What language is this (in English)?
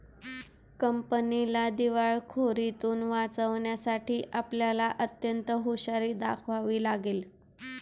Marathi